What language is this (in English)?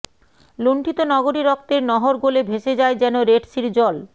Bangla